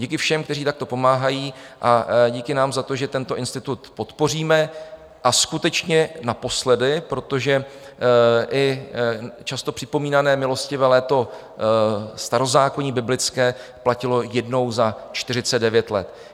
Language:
Czech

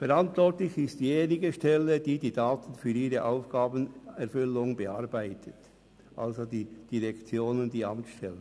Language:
Swiss German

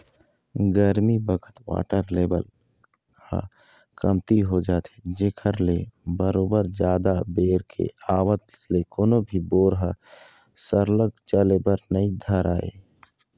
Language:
Chhattisgarhi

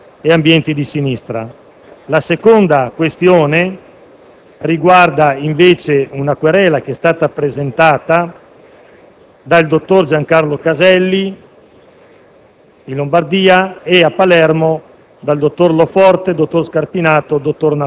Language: Italian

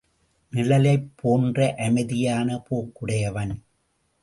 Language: Tamil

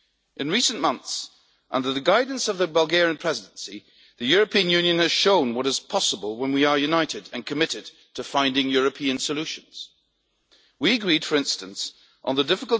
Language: English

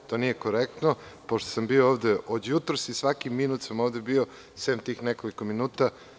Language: Serbian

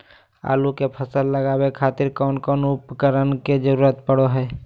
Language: Magahi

